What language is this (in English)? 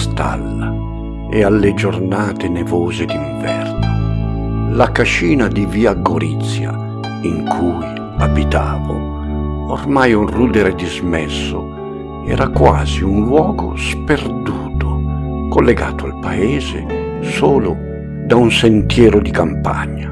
Italian